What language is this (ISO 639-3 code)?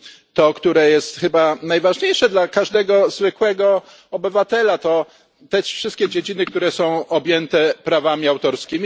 pol